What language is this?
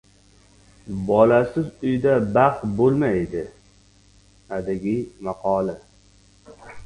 Uzbek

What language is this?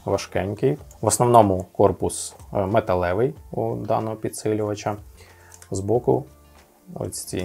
Russian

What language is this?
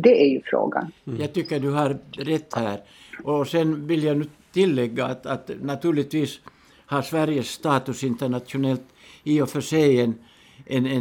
Swedish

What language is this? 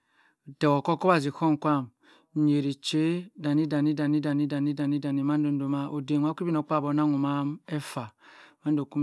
Cross River Mbembe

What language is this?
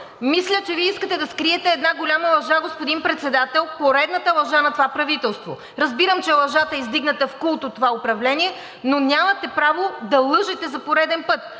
Bulgarian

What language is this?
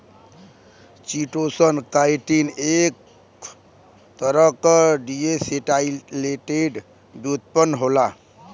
Bhojpuri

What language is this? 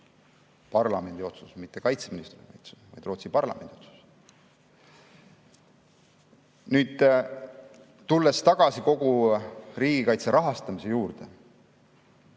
Estonian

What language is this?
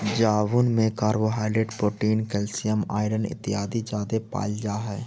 Magahi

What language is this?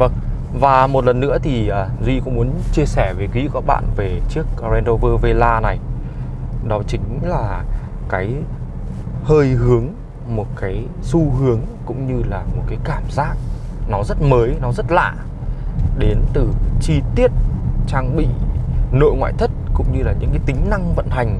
Vietnamese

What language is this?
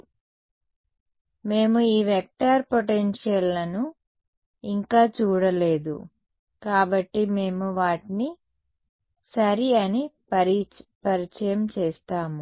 Telugu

